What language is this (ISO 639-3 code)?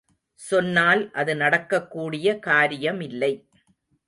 tam